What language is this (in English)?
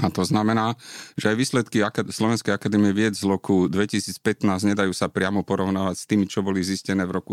Slovak